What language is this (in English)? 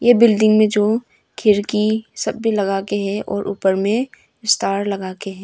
Hindi